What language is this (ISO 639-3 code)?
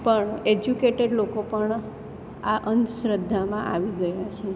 guj